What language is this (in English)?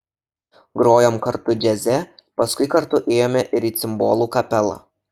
Lithuanian